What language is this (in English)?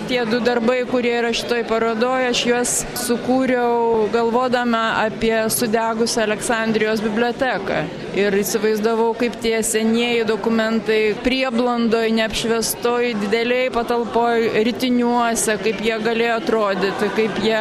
Lithuanian